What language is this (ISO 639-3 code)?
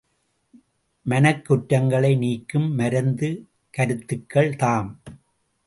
tam